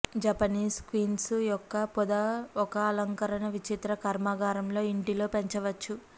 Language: Telugu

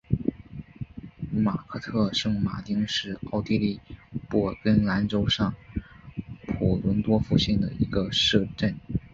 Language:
Chinese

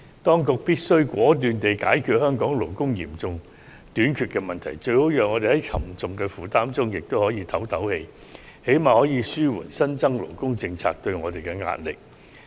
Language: Cantonese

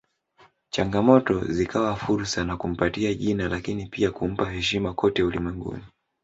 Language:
Swahili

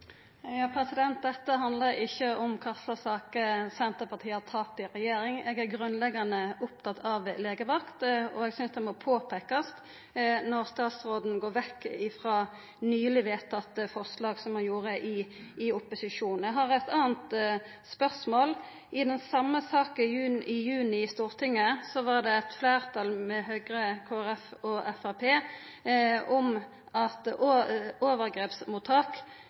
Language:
Norwegian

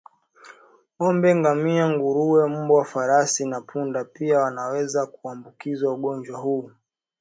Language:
Swahili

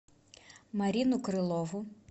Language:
Russian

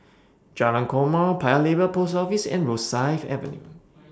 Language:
English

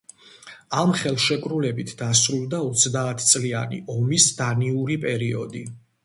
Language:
Georgian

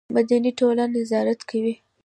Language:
Pashto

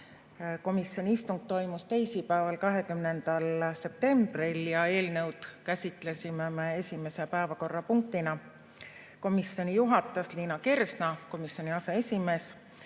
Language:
Estonian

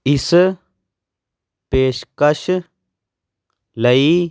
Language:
Punjabi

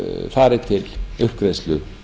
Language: Icelandic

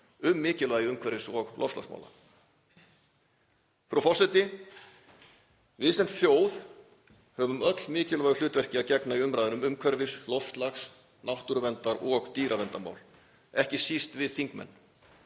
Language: Icelandic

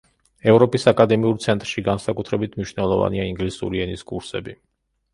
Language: Georgian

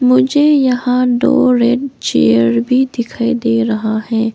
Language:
Hindi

